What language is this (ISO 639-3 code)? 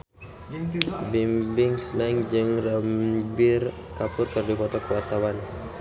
sun